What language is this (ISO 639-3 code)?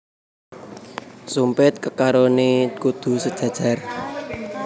jav